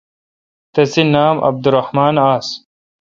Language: Kalkoti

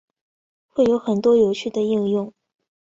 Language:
Chinese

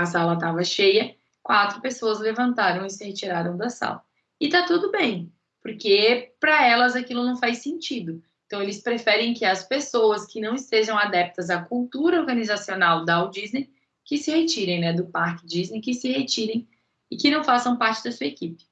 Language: Portuguese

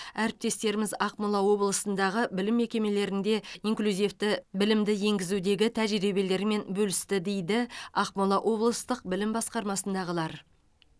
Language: Kazakh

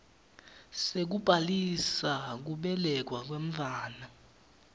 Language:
Swati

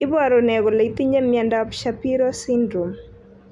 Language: Kalenjin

